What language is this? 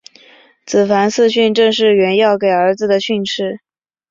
Chinese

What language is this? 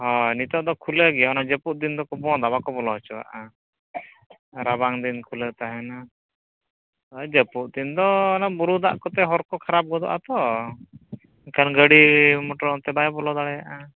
Santali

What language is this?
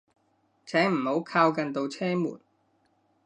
Cantonese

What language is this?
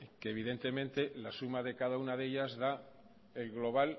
Spanish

